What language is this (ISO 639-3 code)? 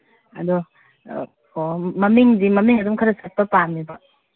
mni